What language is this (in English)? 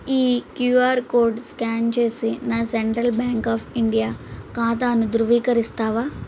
Telugu